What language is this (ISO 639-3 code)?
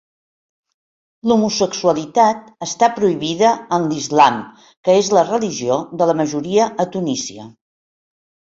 cat